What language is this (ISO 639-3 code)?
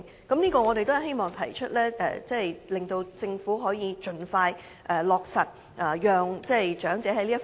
yue